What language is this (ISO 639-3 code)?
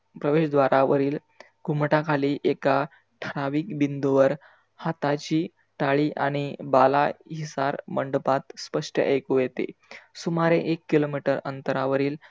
mar